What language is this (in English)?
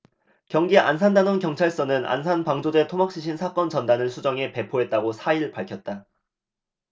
Korean